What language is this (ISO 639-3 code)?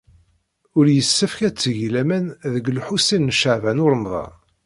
kab